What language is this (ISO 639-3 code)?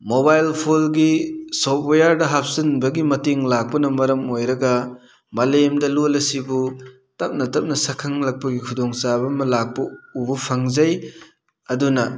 mni